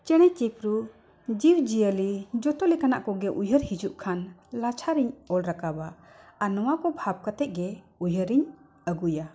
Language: Santali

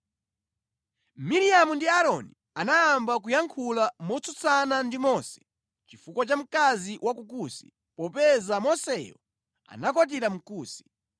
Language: Nyanja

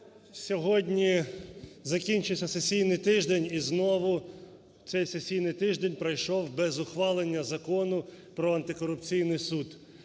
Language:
Ukrainian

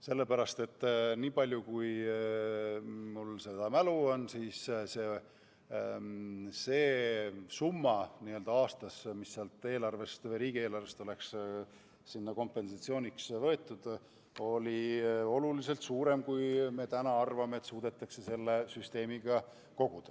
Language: Estonian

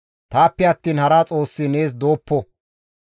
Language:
Gamo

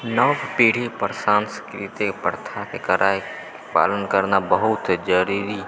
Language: Maithili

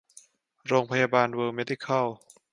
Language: Thai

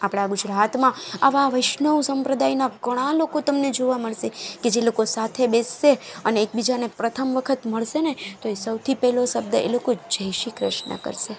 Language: Gujarati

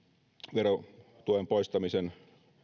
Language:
Finnish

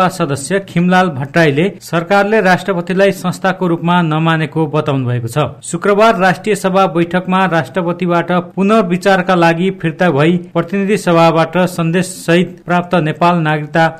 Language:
Hindi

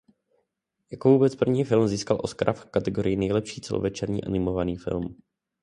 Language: Czech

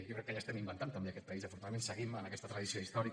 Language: Catalan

